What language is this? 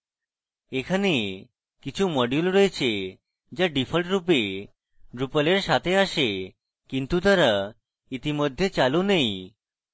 Bangla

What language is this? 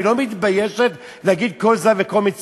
Hebrew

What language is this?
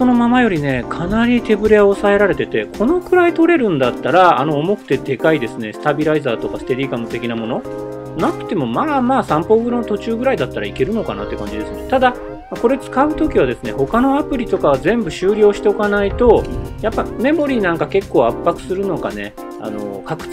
Japanese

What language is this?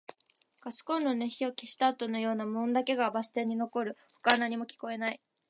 Japanese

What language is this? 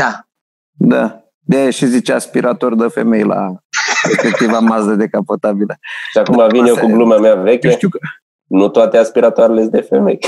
Romanian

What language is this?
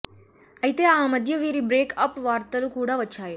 Telugu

